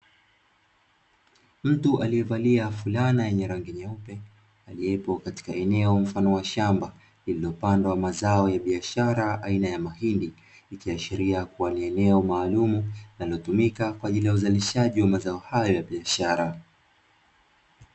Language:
Swahili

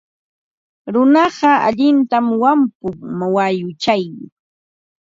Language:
Ambo-Pasco Quechua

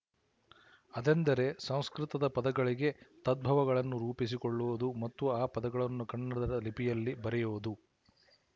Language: Kannada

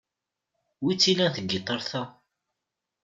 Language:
Kabyle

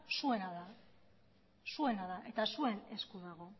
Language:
Basque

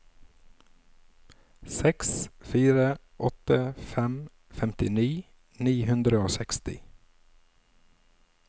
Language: Norwegian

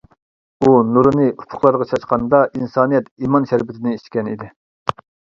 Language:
Uyghur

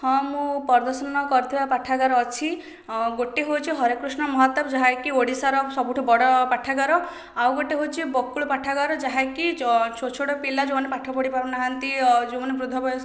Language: Odia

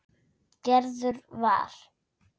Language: Icelandic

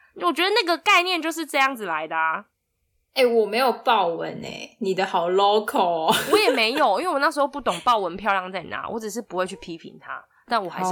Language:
Chinese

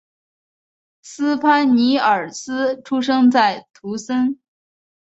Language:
Chinese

